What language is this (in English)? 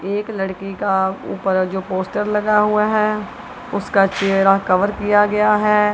Hindi